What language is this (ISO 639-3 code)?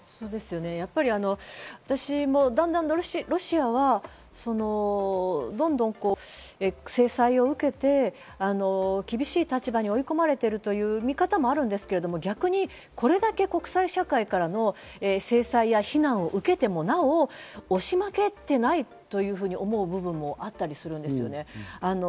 jpn